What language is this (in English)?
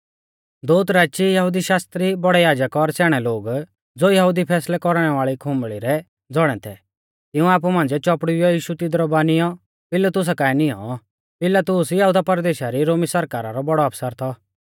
Mahasu Pahari